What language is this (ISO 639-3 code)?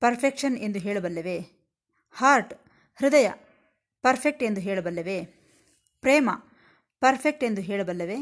kan